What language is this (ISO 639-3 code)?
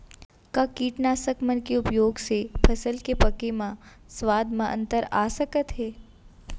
hne